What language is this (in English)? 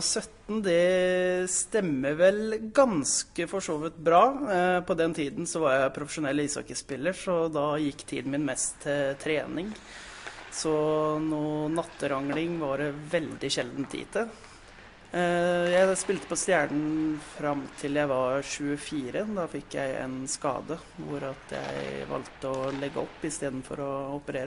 Norwegian